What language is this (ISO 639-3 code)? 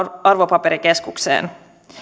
fin